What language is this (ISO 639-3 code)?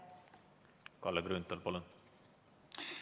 est